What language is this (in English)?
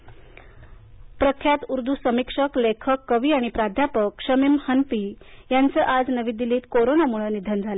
Marathi